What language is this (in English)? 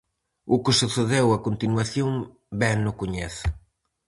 Galician